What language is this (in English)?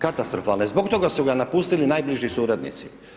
Croatian